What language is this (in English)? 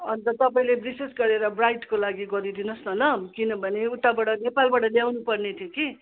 Nepali